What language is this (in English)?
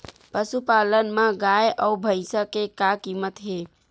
Chhattisgarhi